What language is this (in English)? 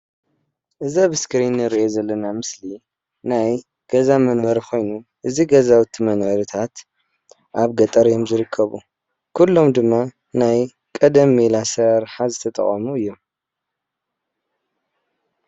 Tigrinya